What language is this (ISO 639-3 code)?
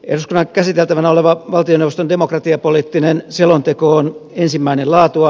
fin